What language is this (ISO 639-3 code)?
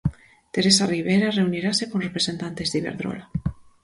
glg